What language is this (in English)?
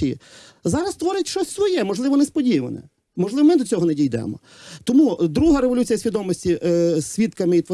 Ukrainian